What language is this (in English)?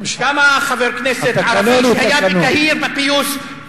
Hebrew